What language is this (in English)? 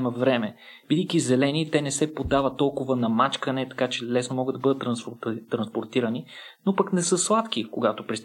Bulgarian